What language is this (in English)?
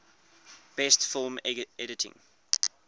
English